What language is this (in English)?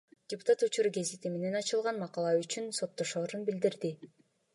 Kyrgyz